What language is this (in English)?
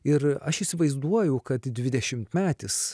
Lithuanian